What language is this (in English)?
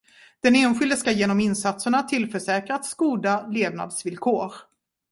Swedish